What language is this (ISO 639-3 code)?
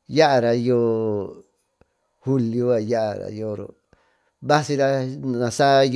mtu